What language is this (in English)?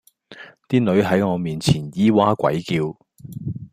Cantonese